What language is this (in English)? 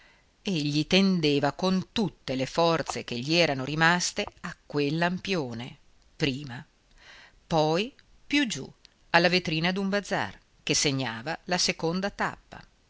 Italian